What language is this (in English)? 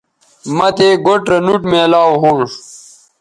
Bateri